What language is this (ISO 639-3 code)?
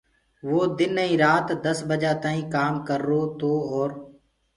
ggg